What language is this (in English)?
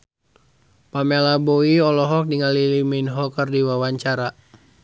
Sundanese